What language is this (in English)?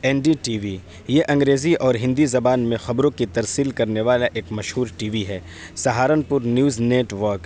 Urdu